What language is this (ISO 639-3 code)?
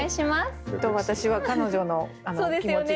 jpn